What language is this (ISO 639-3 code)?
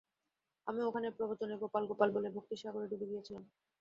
ben